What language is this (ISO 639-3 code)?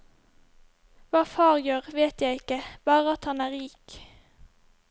nor